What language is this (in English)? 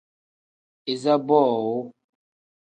Tem